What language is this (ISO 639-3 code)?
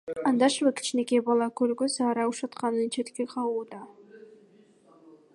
kir